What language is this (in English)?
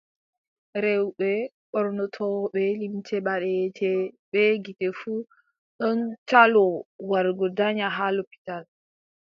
Adamawa Fulfulde